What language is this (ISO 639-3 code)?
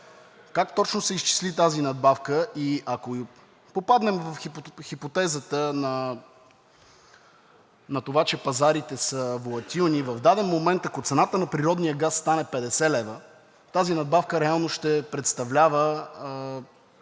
bul